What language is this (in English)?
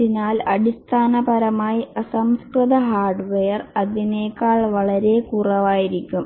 Malayalam